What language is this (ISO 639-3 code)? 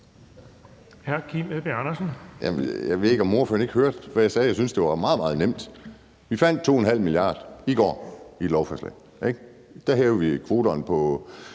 dan